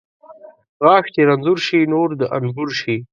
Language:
Pashto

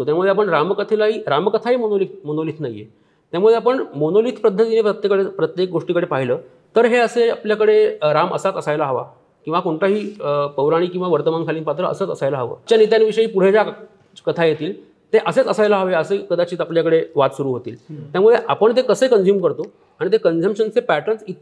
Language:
Marathi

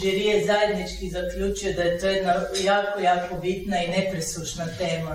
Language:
Croatian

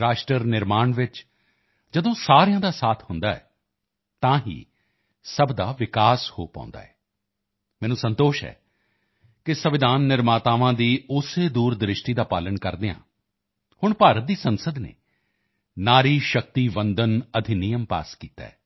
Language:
Punjabi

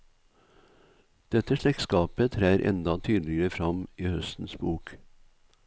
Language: Norwegian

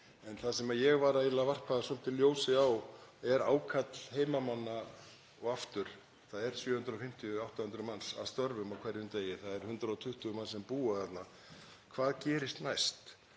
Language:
Icelandic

